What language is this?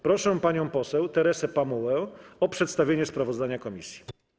Polish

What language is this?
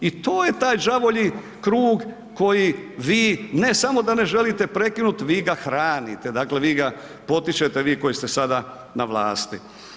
Croatian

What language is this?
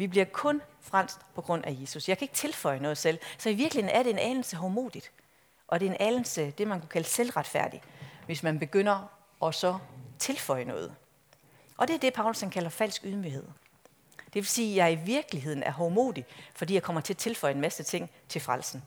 Danish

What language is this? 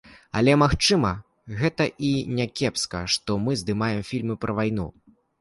Belarusian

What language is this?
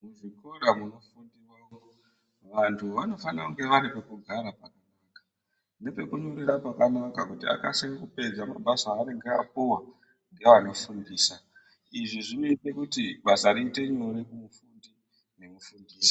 Ndau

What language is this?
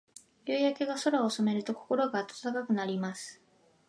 Japanese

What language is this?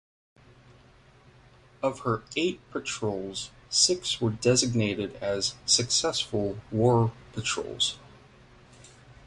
English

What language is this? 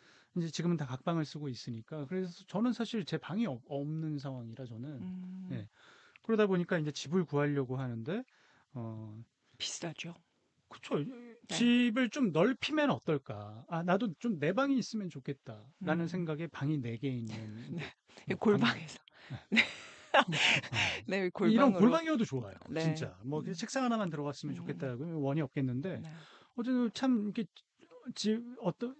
Korean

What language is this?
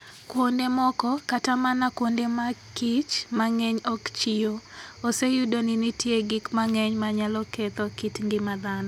Luo (Kenya and Tanzania)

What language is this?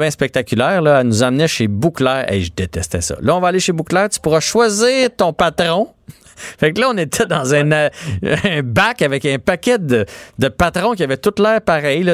French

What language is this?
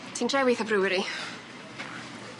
Welsh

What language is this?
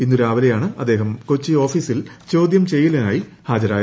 Malayalam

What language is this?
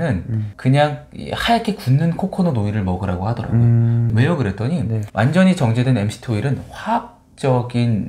Korean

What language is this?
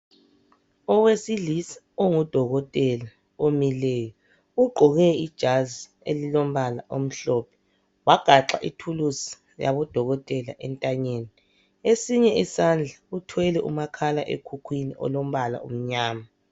North Ndebele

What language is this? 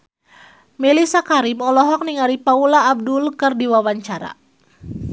Sundanese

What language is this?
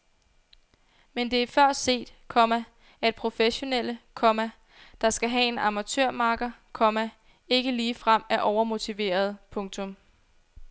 Danish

